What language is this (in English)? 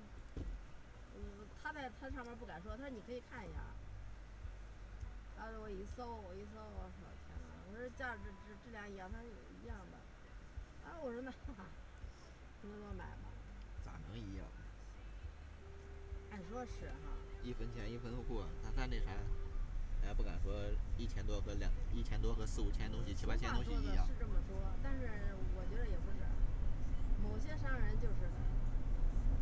Chinese